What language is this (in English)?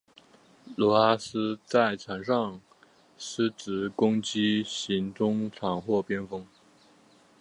Chinese